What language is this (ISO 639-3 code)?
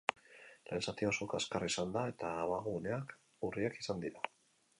eus